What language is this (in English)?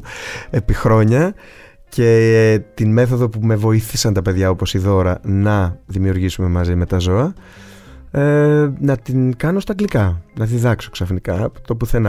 Greek